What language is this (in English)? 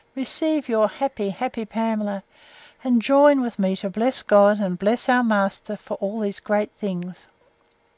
English